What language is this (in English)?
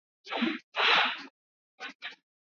Swahili